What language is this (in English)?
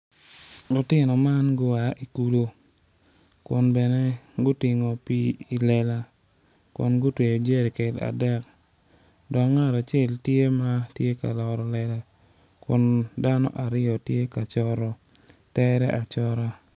Acoli